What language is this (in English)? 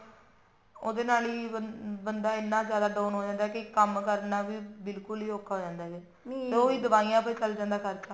Punjabi